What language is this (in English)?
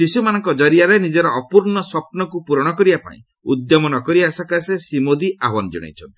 Odia